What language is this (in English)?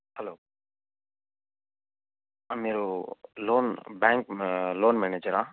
Telugu